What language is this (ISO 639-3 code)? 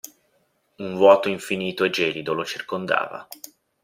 ita